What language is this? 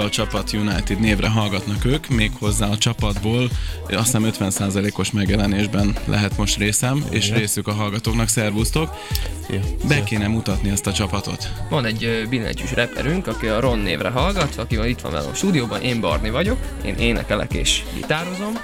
Hungarian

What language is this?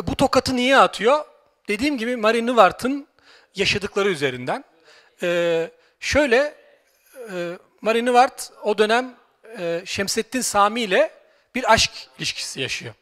Turkish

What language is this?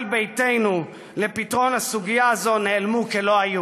Hebrew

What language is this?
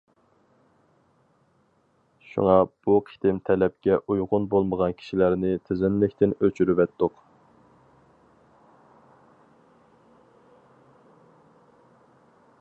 Uyghur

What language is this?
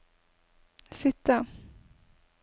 Norwegian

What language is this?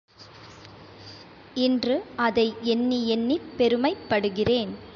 Tamil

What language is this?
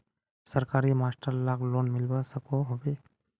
Magahi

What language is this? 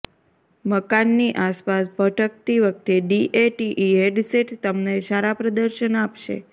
Gujarati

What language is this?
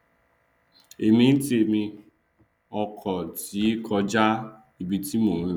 Yoruba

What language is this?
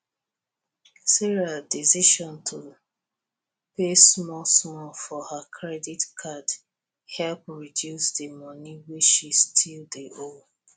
Nigerian Pidgin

